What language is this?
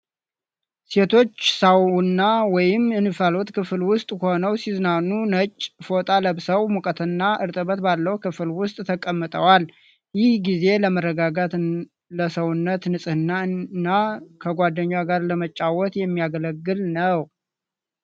Amharic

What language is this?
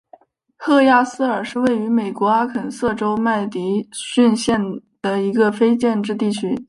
Chinese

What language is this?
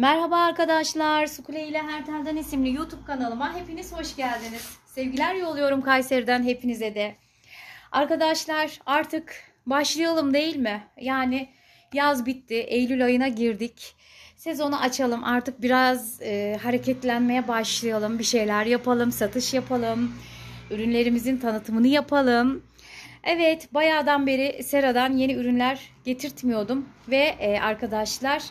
Turkish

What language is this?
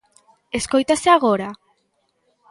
Galician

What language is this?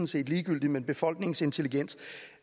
Danish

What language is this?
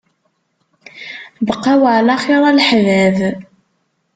Kabyle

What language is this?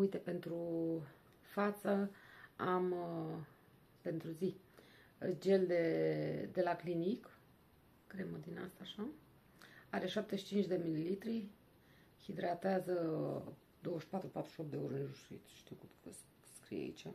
Romanian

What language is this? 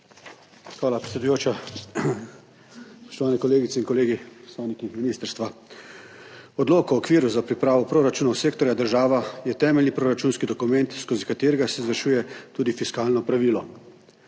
Slovenian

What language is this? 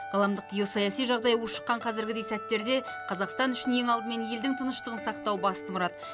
Kazakh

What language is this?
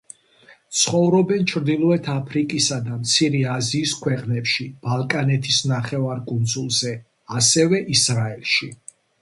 Georgian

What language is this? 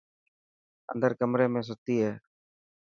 Dhatki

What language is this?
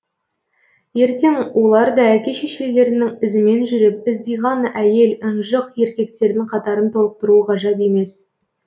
Kazakh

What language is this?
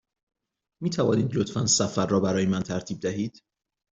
Persian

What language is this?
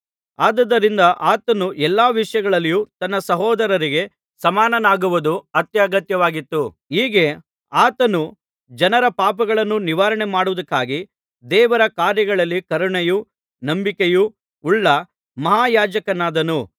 Kannada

